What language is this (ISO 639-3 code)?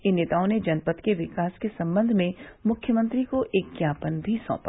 hin